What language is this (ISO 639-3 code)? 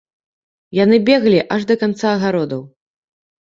bel